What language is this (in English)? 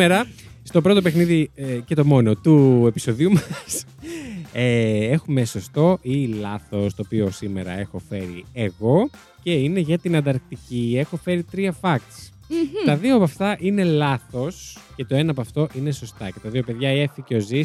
Greek